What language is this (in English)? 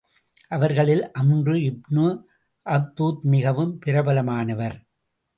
Tamil